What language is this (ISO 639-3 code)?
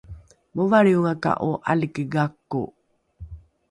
dru